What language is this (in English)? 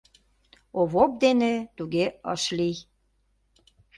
Mari